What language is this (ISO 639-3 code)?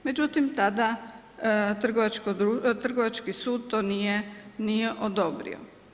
hrv